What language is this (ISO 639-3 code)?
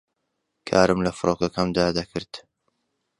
ckb